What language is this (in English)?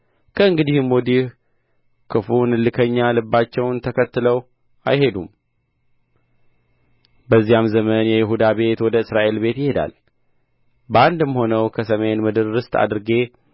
Amharic